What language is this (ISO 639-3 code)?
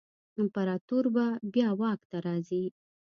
pus